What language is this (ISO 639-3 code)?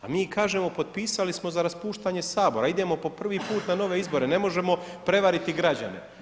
hrv